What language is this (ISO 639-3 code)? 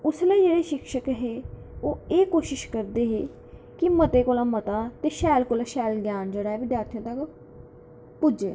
doi